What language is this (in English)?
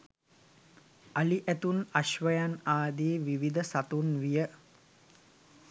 Sinhala